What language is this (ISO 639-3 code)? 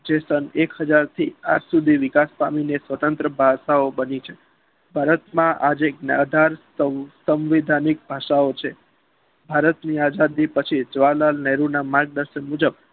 guj